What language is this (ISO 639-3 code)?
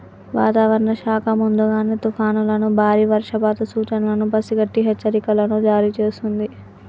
tel